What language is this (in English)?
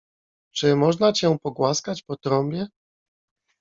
Polish